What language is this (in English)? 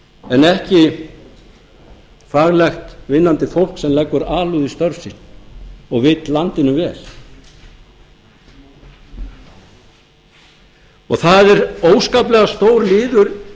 Icelandic